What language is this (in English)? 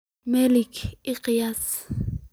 Somali